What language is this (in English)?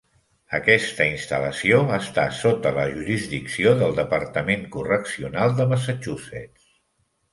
Catalan